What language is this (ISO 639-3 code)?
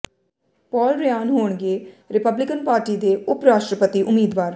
pan